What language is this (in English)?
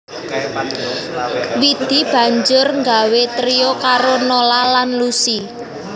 Javanese